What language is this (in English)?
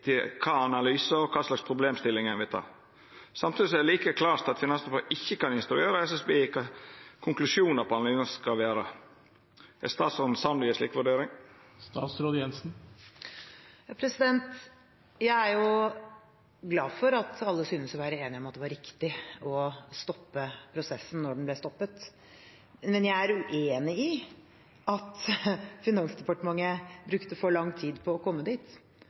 Norwegian